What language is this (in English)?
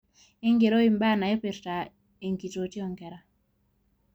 Masai